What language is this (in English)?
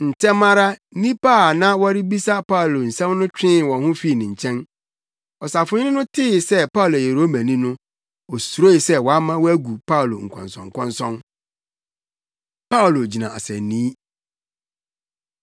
Akan